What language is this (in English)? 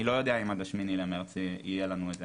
Hebrew